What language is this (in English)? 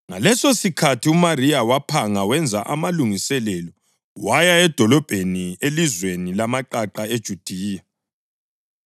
North Ndebele